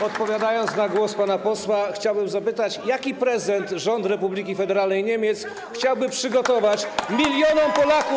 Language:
Polish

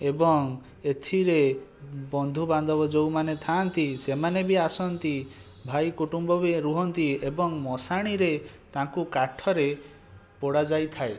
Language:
Odia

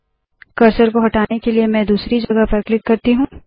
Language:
Hindi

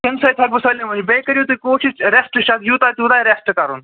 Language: Kashmiri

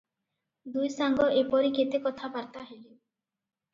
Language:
Odia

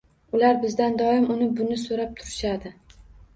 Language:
Uzbek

